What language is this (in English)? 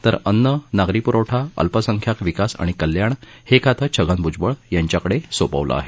Marathi